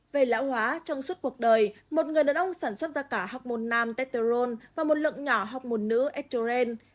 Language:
Vietnamese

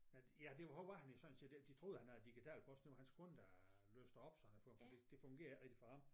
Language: Danish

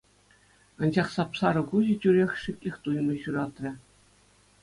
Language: Chuvash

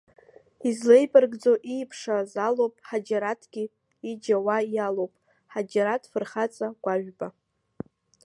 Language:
Abkhazian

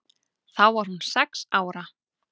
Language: Icelandic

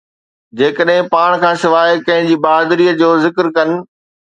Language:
Sindhi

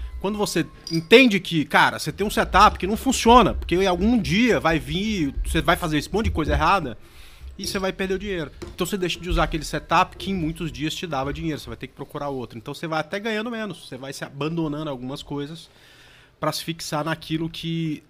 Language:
Portuguese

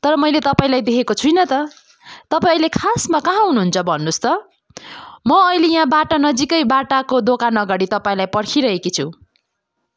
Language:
Nepali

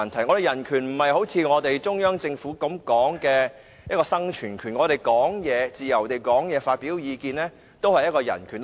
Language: Cantonese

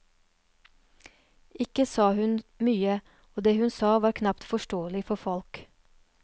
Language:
Norwegian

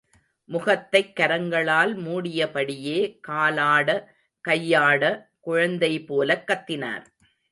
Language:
Tamil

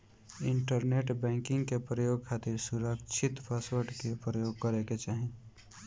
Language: Bhojpuri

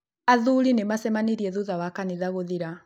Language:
Kikuyu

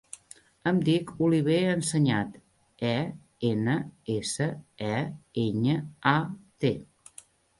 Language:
Catalan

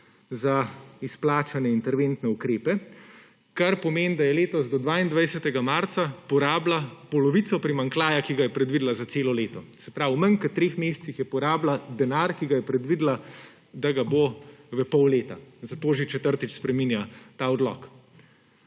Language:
Slovenian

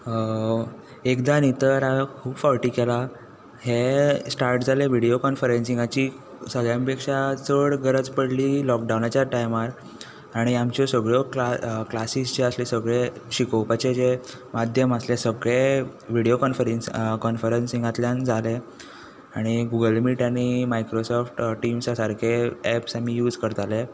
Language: Konkani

